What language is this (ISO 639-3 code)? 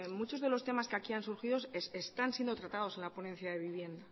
spa